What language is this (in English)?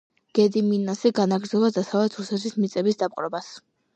Georgian